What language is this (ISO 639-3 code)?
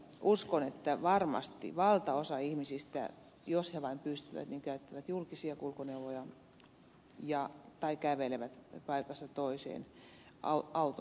fin